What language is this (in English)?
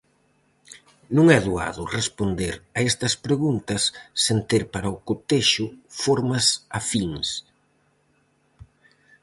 Galician